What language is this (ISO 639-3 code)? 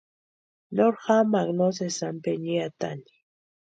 pua